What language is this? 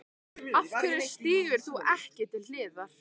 Icelandic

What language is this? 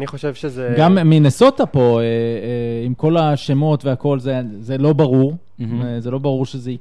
Hebrew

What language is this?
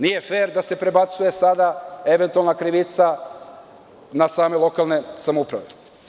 Serbian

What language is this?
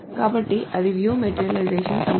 Telugu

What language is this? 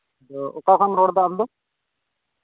Santali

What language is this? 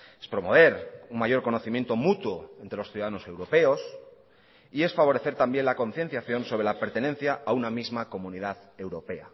Spanish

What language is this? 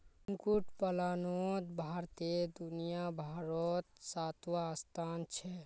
Magahi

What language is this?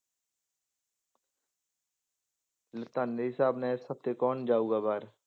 Punjabi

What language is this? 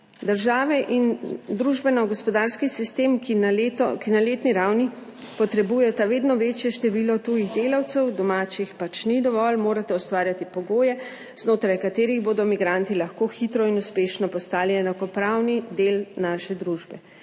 Slovenian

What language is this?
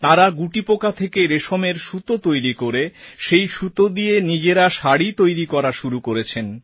Bangla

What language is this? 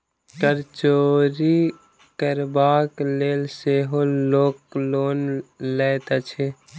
Maithili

